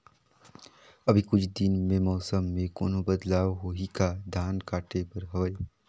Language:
Chhattisgarhi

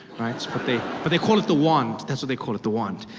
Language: English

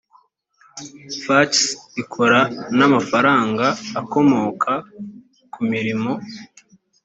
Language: Kinyarwanda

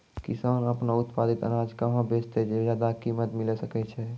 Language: Maithili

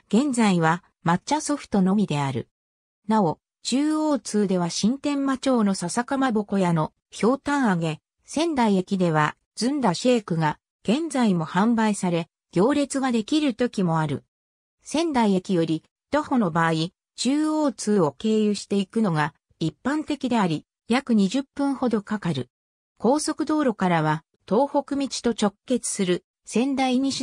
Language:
Japanese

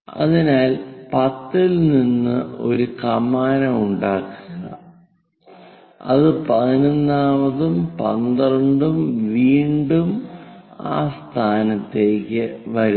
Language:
Malayalam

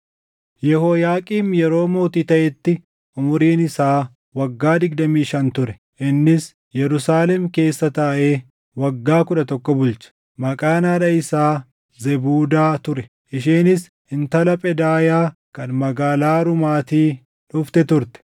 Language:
Oromo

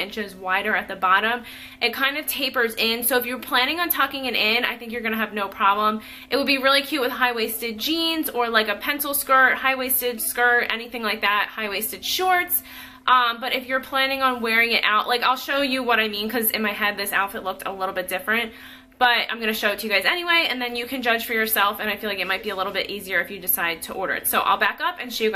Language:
English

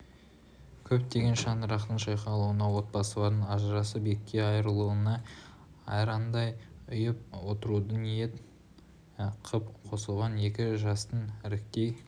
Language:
Kazakh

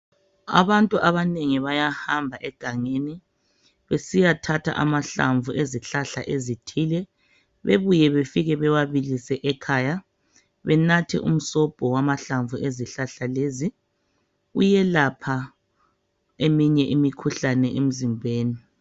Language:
North Ndebele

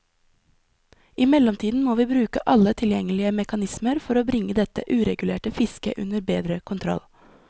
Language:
Norwegian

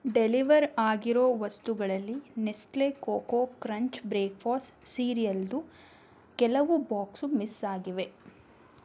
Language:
Kannada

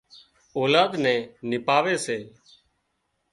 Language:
Wadiyara Koli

